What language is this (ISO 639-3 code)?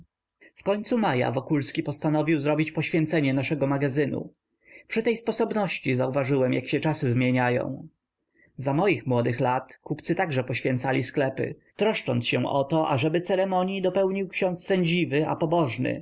pol